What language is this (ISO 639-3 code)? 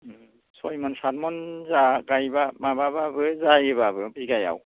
brx